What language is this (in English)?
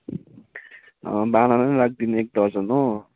Nepali